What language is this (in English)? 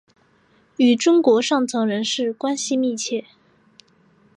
Chinese